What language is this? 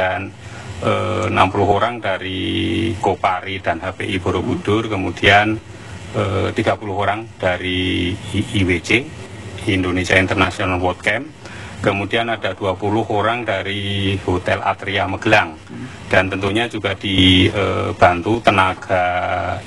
Indonesian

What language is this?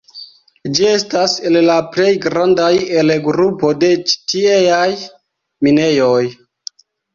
Esperanto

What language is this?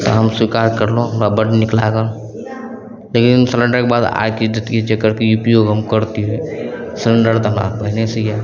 Maithili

